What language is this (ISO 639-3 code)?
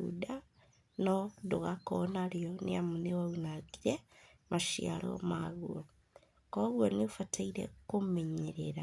kik